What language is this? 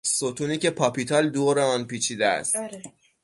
Persian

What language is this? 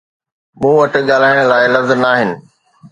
Sindhi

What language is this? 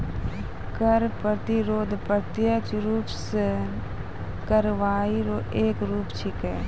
Maithili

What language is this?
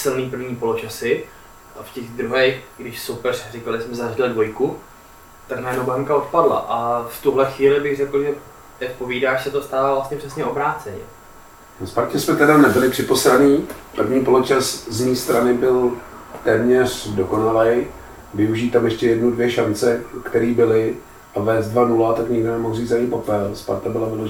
Czech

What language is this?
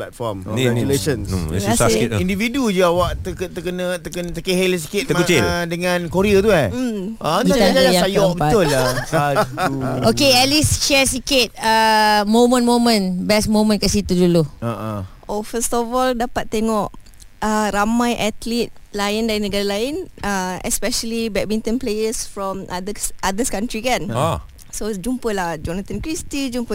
Malay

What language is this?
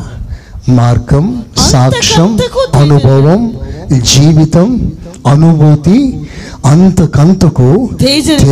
Telugu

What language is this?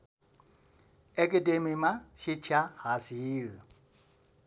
Nepali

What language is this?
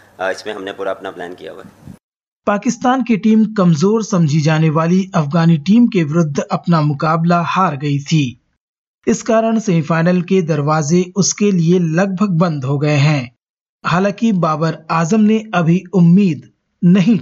Hindi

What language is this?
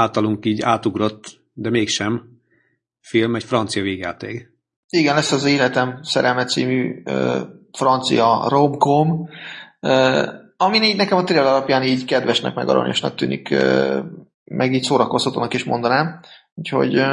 Hungarian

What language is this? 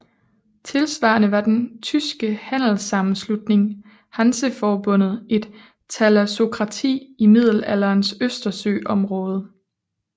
Danish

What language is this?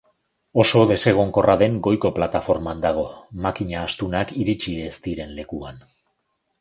Basque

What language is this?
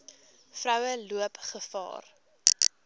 Afrikaans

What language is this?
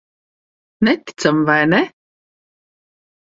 Latvian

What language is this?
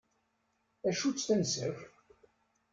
Kabyle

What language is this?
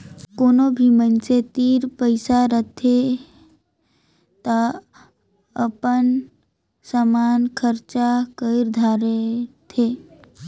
Chhattisgarhi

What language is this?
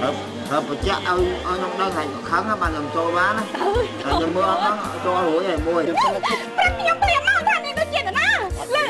Vietnamese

